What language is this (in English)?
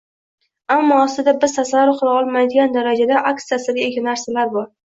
Uzbek